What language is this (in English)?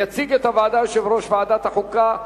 Hebrew